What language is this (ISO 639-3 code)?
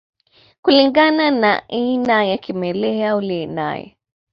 swa